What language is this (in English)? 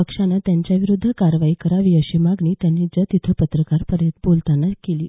Marathi